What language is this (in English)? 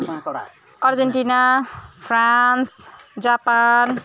Nepali